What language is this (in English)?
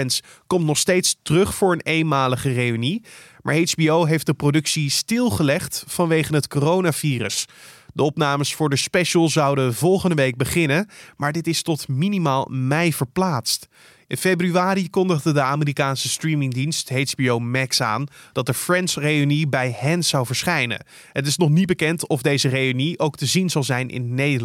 Dutch